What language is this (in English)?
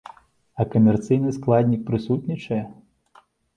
Belarusian